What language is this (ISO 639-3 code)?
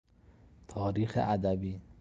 fas